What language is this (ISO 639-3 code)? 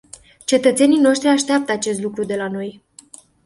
ron